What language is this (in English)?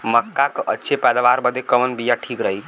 Bhojpuri